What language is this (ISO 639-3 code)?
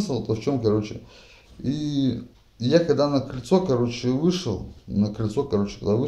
rus